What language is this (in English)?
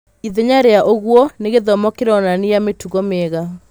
Kikuyu